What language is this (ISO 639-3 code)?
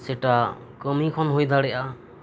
sat